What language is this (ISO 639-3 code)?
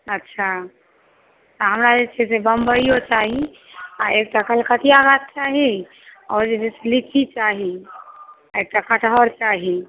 mai